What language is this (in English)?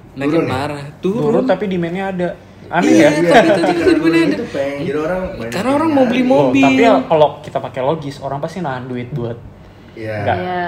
Indonesian